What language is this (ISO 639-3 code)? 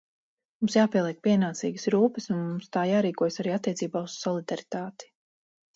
lav